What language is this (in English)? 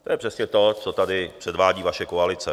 Czech